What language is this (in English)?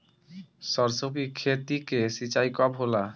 Bhojpuri